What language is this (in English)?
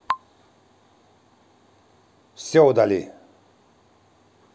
Russian